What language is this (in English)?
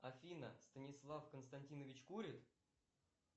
Russian